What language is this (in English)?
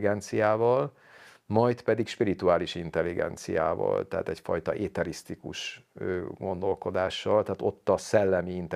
Hungarian